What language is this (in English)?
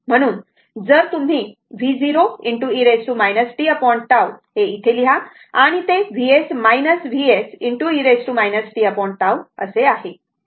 Marathi